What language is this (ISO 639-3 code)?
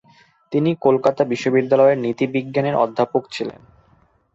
ben